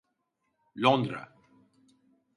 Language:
Turkish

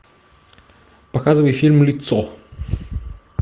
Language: Russian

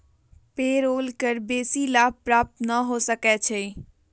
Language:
Magahi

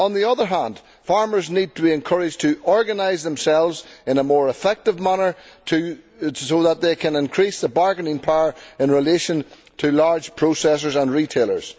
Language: English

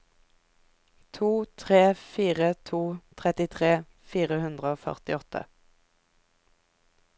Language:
Norwegian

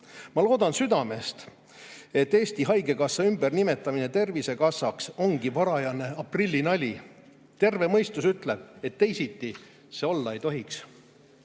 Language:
Estonian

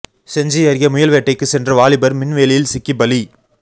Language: Tamil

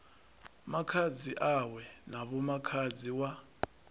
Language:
Venda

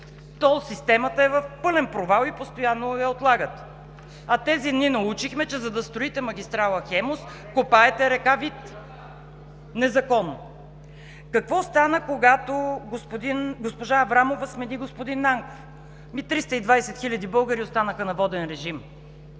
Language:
Bulgarian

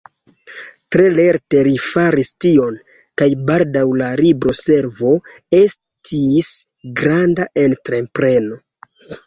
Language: Esperanto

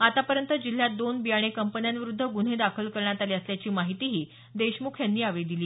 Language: Marathi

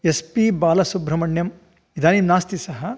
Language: Sanskrit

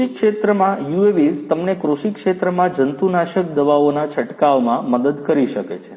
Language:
Gujarati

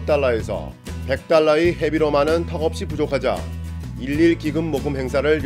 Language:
Korean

